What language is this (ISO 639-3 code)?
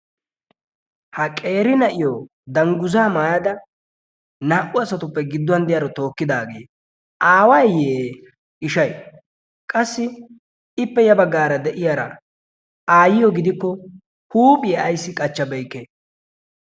wal